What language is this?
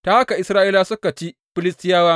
Hausa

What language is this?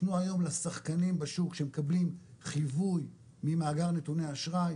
Hebrew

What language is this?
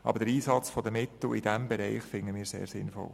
Swiss German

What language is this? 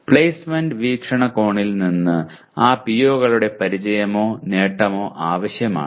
Malayalam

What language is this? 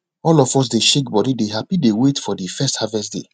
Nigerian Pidgin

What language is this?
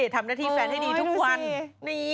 Thai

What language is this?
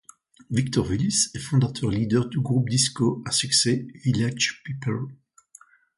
French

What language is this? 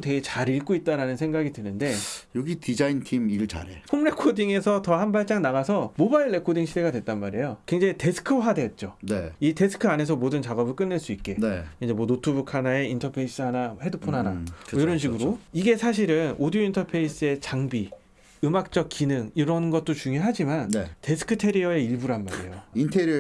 Korean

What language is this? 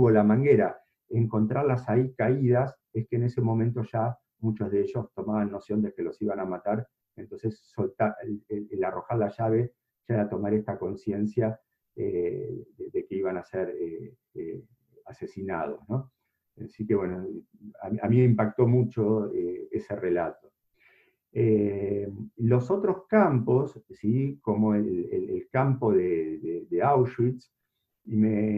Spanish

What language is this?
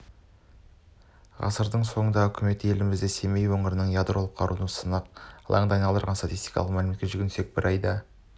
Kazakh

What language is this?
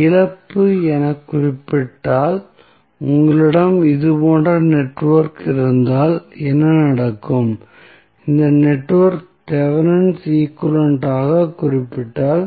Tamil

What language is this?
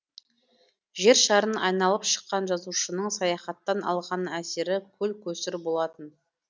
Kazakh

